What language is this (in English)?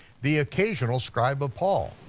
English